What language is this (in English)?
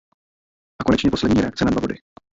Czech